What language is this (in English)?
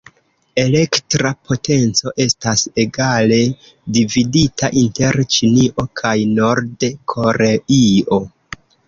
Esperanto